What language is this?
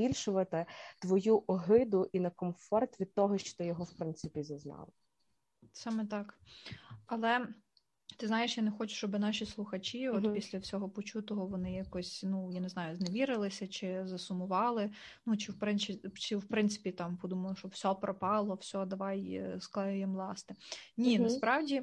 Ukrainian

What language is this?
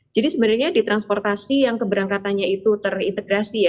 Indonesian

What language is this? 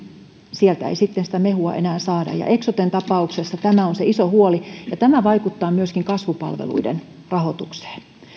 Finnish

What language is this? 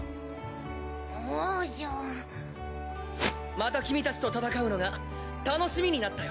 Japanese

